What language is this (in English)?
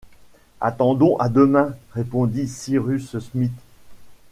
French